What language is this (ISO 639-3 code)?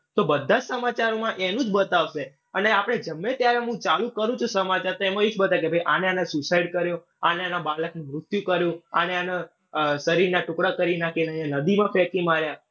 guj